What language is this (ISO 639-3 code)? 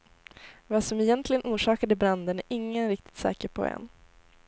swe